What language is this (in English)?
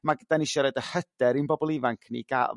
Welsh